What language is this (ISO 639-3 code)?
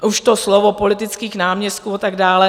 ces